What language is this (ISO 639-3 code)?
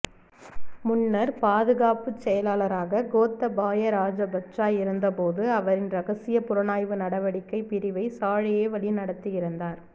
tam